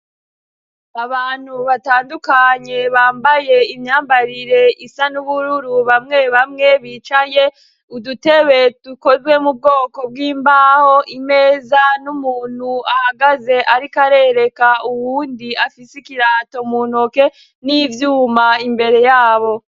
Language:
Rundi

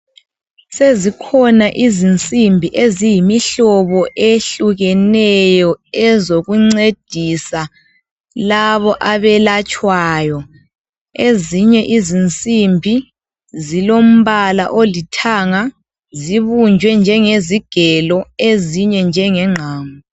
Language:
North Ndebele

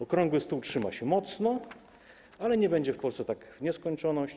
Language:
Polish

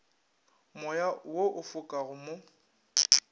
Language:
Northern Sotho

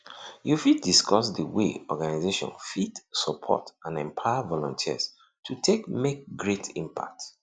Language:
Nigerian Pidgin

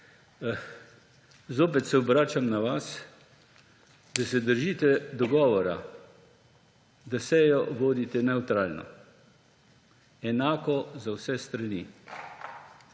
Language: Slovenian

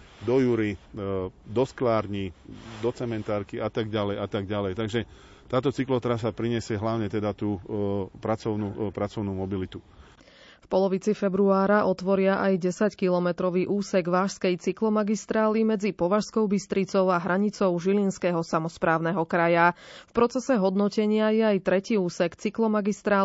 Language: Slovak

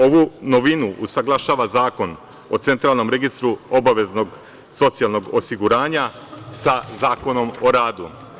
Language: Serbian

